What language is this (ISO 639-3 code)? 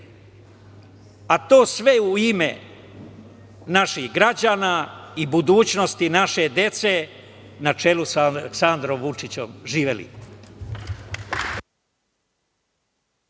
srp